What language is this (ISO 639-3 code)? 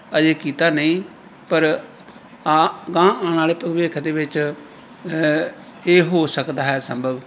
pan